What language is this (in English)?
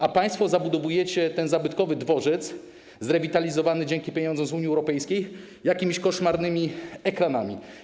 Polish